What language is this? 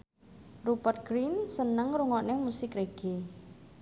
Javanese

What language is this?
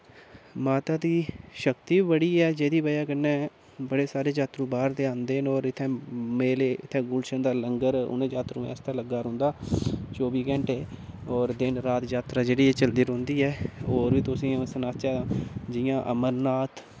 Dogri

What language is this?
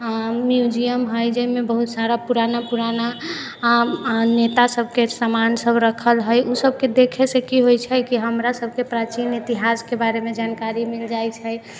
Maithili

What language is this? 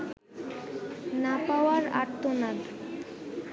Bangla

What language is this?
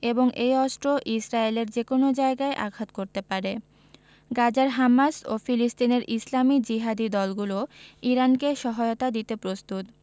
Bangla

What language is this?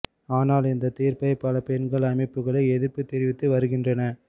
Tamil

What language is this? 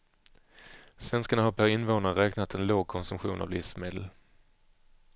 Swedish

